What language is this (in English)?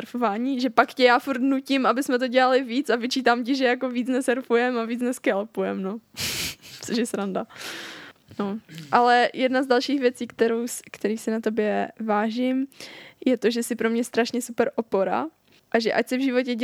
Czech